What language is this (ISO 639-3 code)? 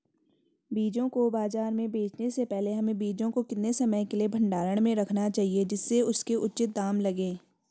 hin